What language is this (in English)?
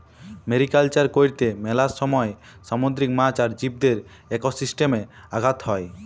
Bangla